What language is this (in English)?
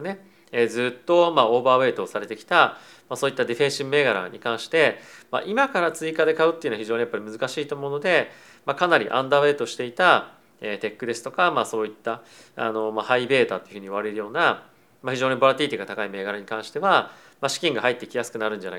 Japanese